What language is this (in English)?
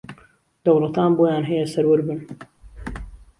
Central Kurdish